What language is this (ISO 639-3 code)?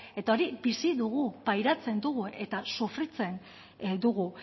eus